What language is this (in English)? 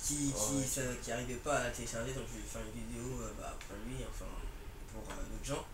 French